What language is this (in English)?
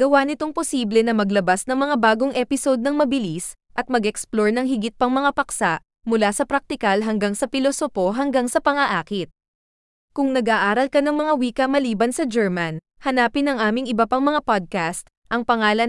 Filipino